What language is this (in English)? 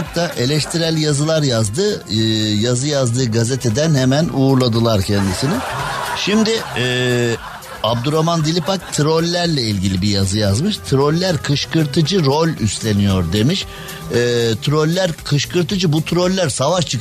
Turkish